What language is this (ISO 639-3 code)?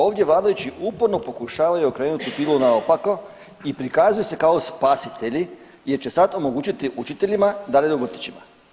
hrv